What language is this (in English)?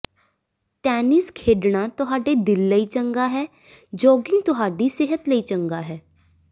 Punjabi